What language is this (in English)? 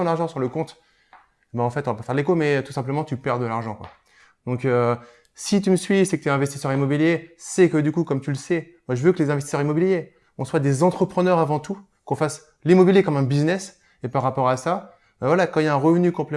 French